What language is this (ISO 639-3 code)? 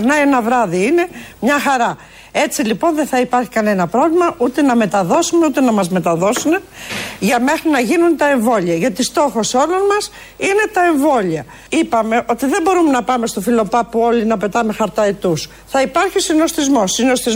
ell